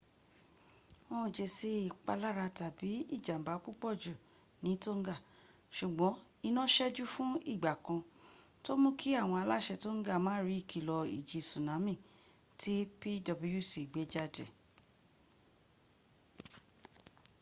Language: Yoruba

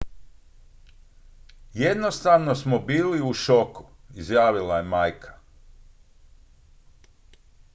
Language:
Croatian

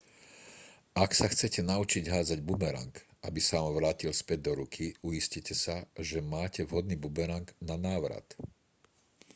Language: Slovak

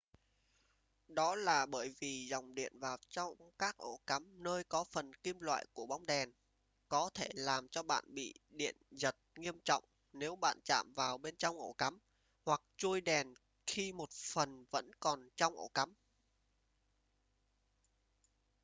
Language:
Vietnamese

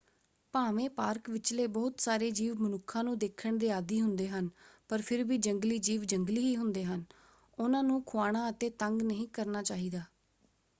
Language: Punjabi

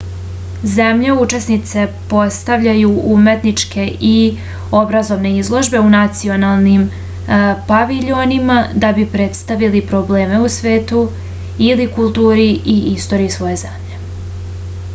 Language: Serbian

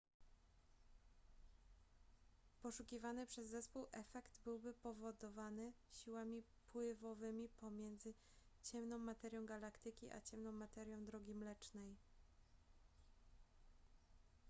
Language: Polish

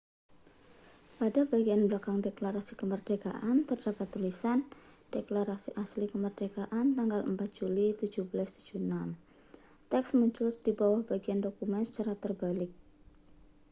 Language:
Indonesian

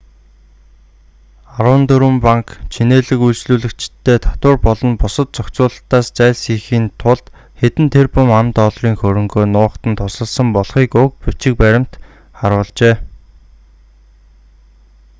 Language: Mongolian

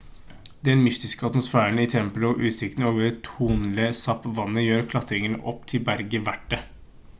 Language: Norwegian Bokmål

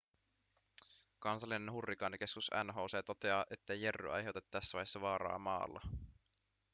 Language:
Finnish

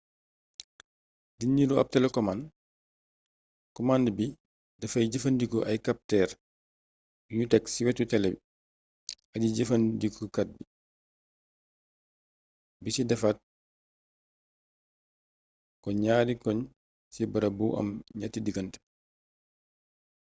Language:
Wolof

